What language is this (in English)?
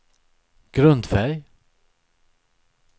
Swedish